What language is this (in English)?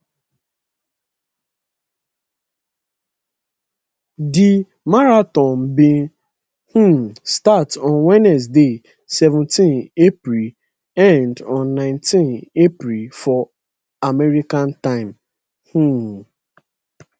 Nigerian Pidgin